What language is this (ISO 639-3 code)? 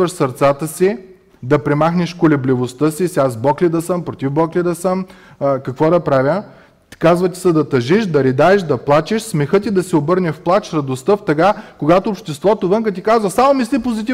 bul